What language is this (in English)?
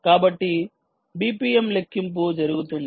Telugu